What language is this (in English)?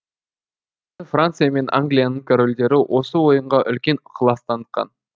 Kazakh